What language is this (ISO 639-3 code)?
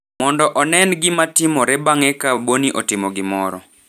luo